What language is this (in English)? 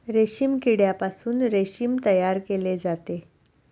Marathi